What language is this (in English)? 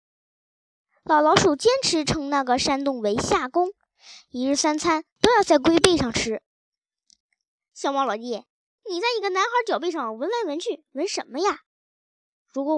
Chinese